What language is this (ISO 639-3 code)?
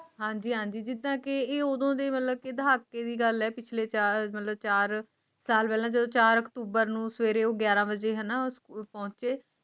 pan